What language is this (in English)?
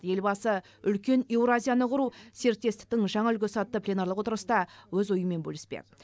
Kazakh